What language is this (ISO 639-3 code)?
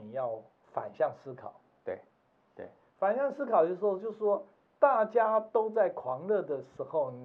zho